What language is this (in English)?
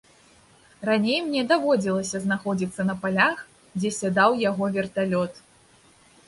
Belarusian